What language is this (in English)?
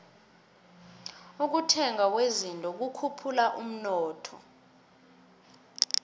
South Ndebele